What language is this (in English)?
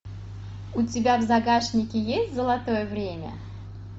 Russian